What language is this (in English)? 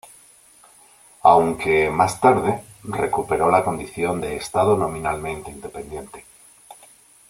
Spanish